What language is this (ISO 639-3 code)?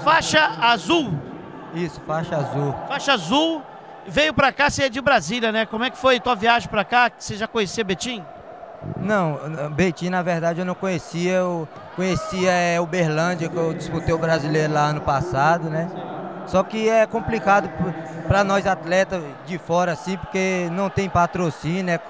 por